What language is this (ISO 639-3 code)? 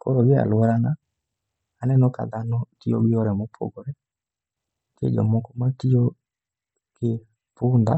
luo